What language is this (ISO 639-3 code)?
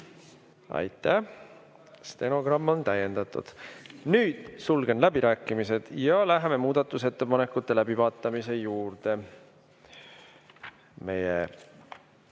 est